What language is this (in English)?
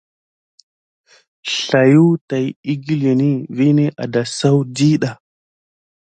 Gidar